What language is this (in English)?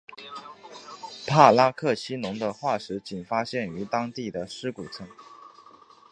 Chinese